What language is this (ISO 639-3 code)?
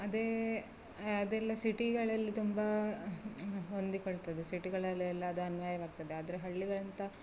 kan